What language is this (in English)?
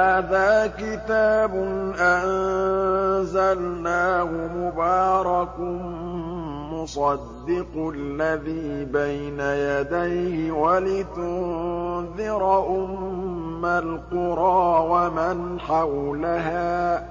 Arabic